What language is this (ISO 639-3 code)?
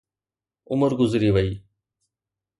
snd